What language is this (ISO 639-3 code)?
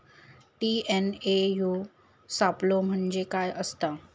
mar